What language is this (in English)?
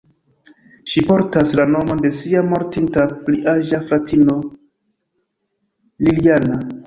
Esperanto